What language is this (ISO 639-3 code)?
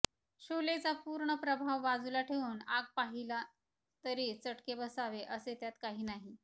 mar